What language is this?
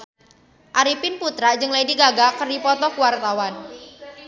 Sundanese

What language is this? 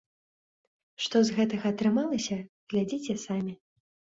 Belarusian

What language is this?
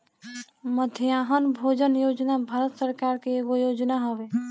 Bhojpuri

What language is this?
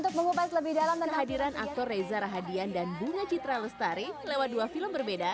Indonesian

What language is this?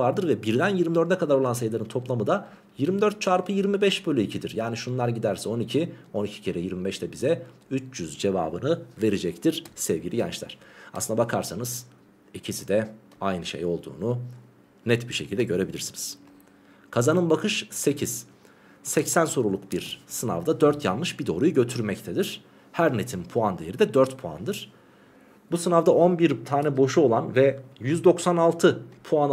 Turkish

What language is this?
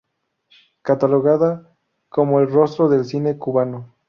Spanish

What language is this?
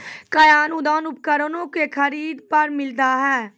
Maithili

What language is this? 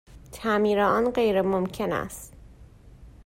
Persian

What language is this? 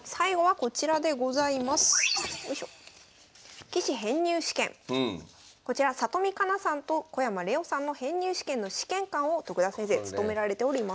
Japanese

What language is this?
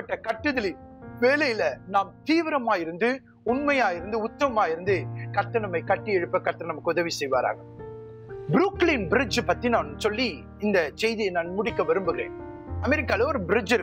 Tamil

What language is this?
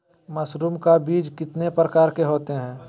Magahi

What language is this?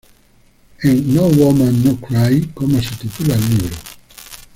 Spanish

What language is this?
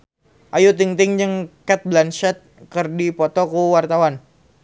Sundanese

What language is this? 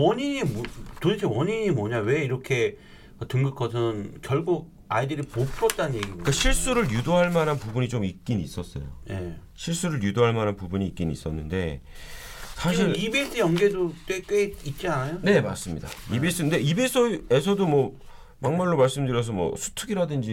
Korean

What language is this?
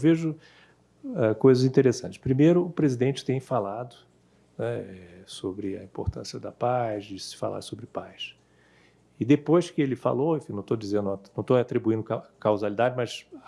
Portuguese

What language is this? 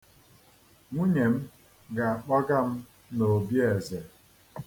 Igbo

